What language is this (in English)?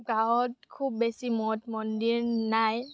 Assamese